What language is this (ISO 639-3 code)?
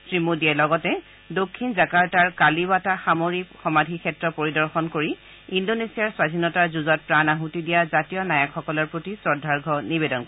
asm